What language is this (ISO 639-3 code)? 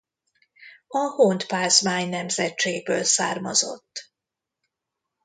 hun